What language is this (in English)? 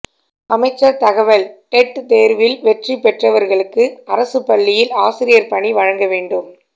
Tamil